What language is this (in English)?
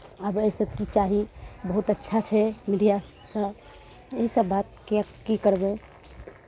Maithili